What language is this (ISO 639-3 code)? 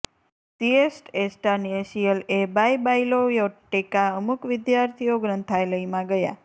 guj